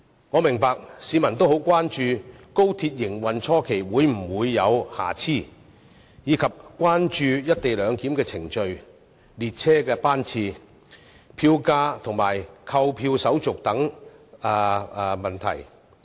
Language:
Cantonese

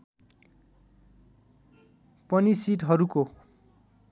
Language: Nepali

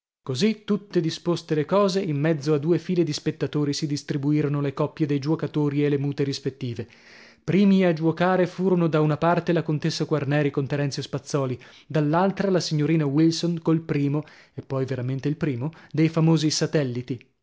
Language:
Italian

